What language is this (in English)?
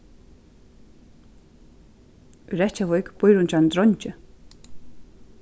Faroese